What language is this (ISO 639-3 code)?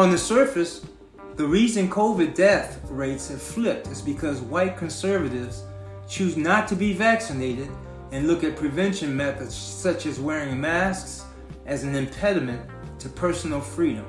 eng